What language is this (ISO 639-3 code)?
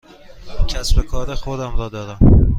fas